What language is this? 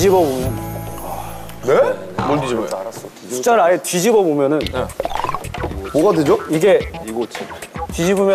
Korean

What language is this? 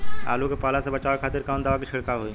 Bhojpuri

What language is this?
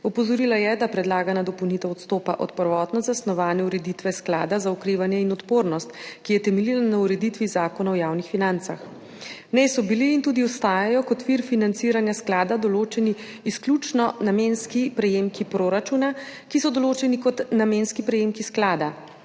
Slovenian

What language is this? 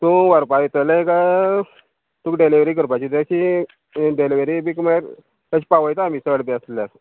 Konkani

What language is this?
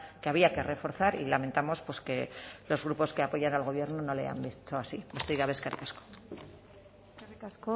Spanish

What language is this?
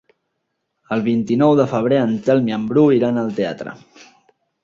Catalan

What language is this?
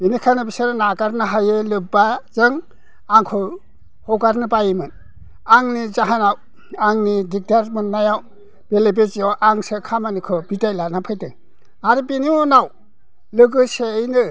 Bodo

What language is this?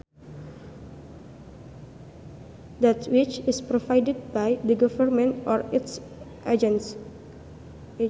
Sundanese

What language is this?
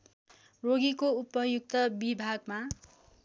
Nepali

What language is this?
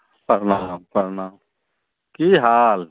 Maithili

